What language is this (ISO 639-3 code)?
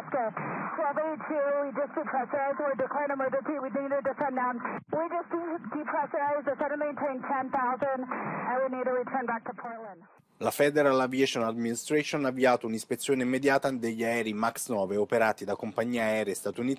ita